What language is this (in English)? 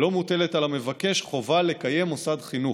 Hebrew